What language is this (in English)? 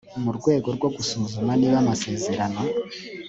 Kinyarwanda